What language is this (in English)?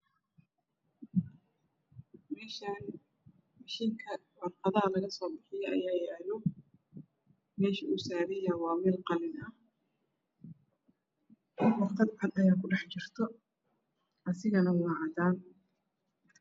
Somali